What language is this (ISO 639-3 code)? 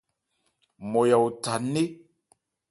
ebr